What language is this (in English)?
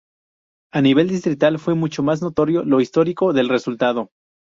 Spanish